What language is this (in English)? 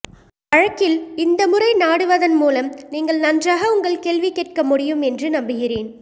Tamil